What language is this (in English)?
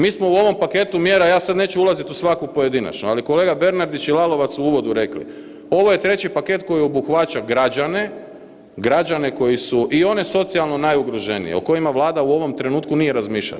Croatian